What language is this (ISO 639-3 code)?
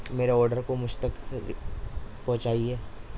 urd